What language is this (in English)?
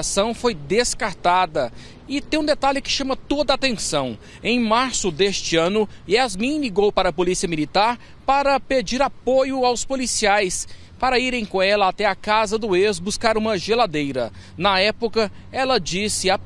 Portuguese